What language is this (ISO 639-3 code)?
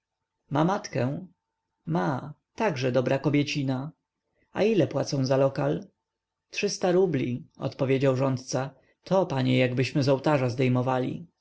pol